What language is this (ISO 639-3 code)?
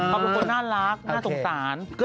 tha